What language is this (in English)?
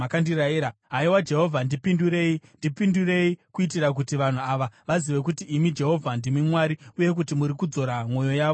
Shona